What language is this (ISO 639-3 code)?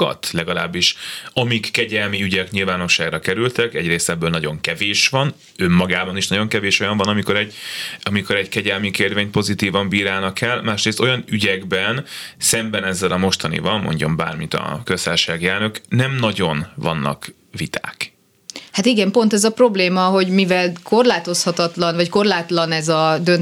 hun